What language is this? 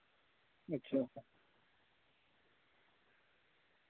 Dogri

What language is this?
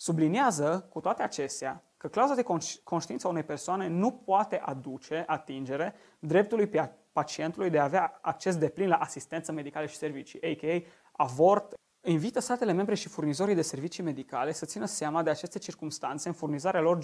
Romanian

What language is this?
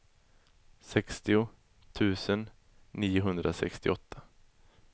Swedish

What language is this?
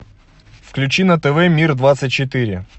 Russian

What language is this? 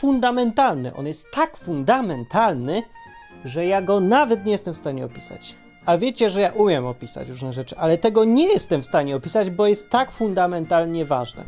Polish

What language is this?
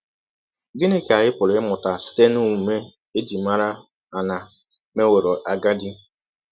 Igbo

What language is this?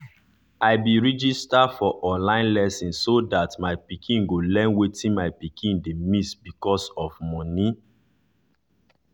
Nigerian Pidgin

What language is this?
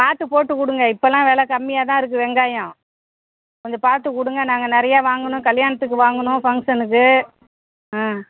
Tamil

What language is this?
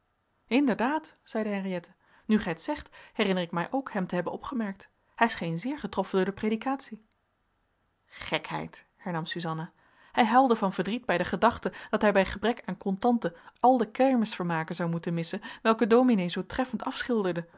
Dutch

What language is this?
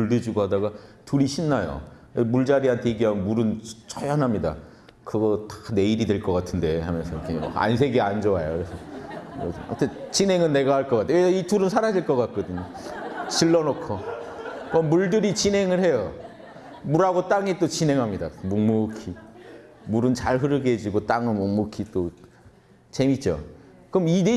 Korean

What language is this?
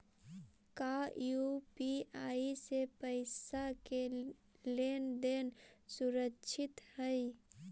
Magahi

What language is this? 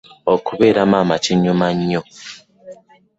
Ganda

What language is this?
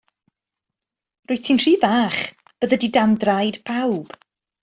Welsh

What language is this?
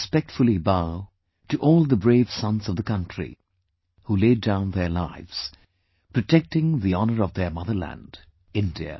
English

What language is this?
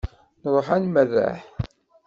Kabyle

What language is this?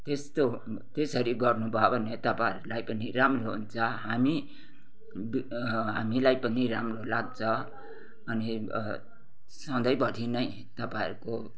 Nepali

